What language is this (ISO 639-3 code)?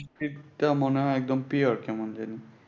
ben